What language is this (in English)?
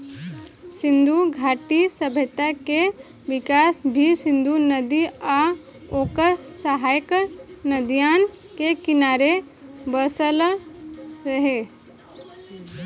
Bhojpuri